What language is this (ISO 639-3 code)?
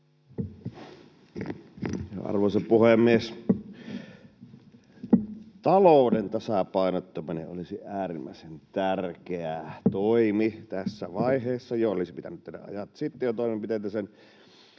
fin